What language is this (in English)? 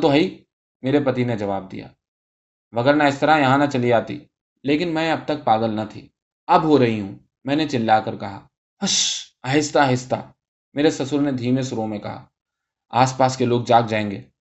Urdu